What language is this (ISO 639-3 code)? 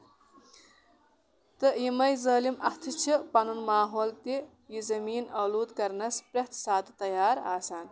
kas